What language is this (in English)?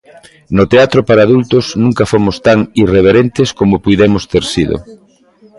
Galician